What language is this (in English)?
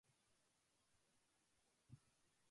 Japanese